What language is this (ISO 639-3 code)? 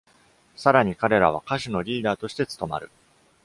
jpn